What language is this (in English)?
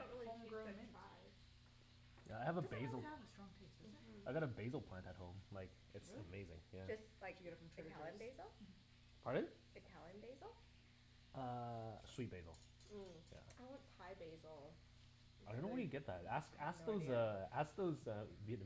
English